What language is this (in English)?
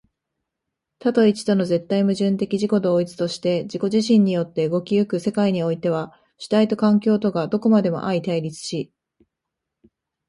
Japanese